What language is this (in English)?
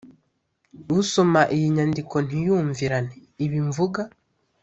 Kinyarwanda